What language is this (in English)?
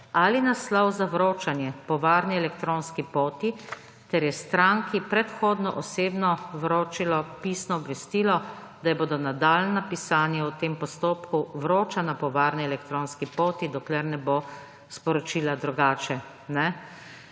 Slovenian